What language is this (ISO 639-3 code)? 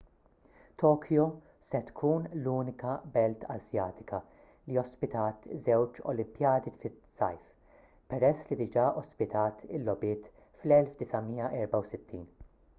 mlt